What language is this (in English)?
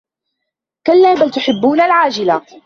Arabic